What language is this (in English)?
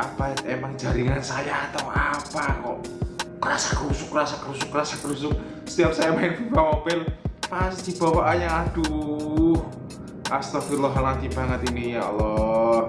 Indonesian